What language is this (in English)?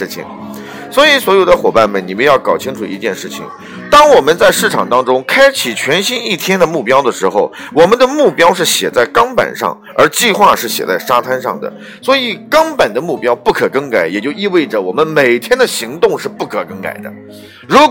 Chinese